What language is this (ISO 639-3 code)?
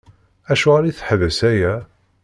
kab